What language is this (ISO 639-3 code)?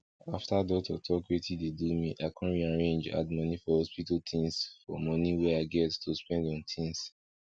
pcm